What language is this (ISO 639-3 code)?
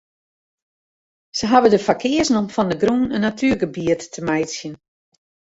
fry